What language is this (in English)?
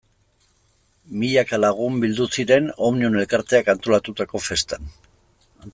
Basque